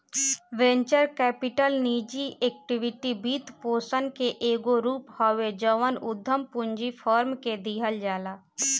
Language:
Bhojpuri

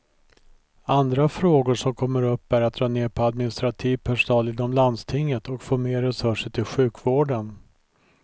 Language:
Swedish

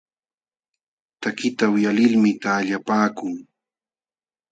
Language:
Jauja Wanca Quechua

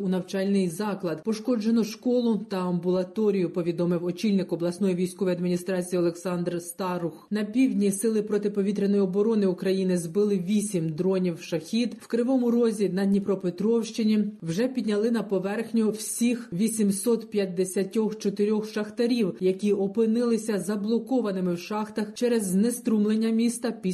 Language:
Ukrainian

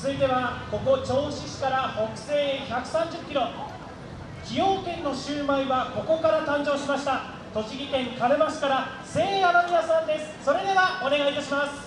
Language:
Japanese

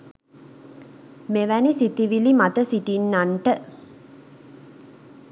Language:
Sinhala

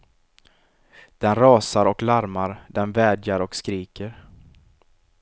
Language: Swedish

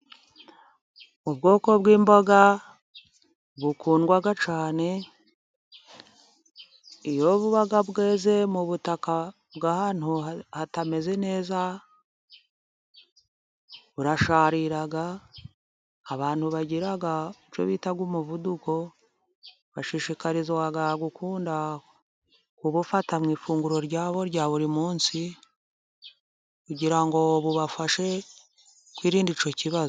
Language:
Kinyarwanda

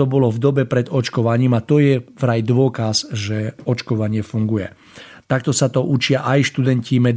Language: Slovak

